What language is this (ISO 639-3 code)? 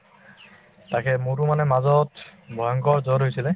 asm